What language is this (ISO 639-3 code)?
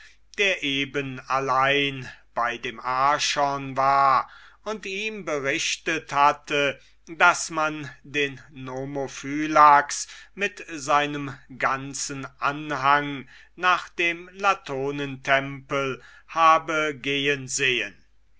deu